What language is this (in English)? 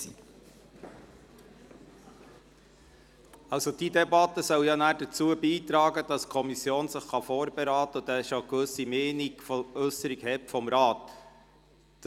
Swiss German